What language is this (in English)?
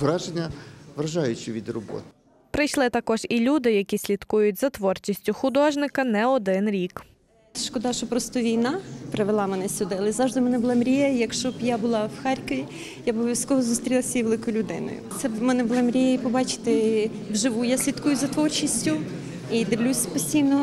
Ukrainian